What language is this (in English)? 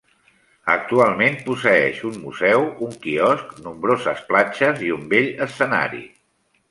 Catalan